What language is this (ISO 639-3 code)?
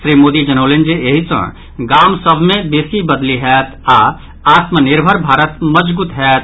mai